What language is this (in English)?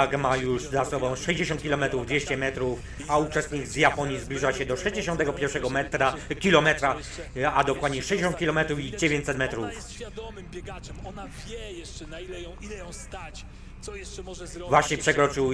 Polish